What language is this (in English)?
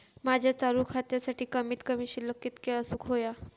Marathi